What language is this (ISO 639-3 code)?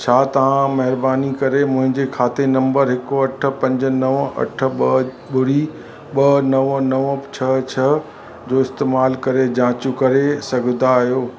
snd